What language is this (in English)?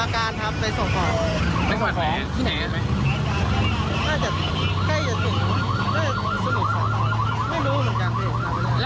Thai